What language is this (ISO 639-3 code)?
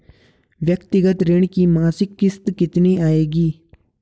hin